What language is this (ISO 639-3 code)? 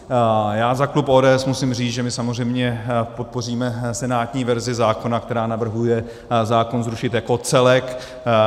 ces